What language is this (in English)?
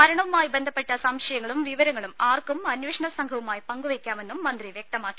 Malayalam